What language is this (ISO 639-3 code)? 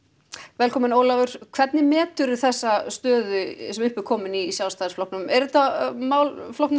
isl